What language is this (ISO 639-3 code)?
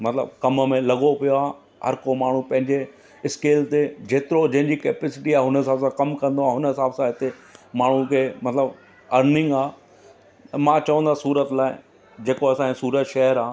snd